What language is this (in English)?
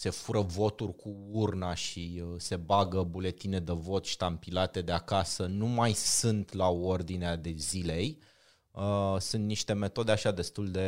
Romanian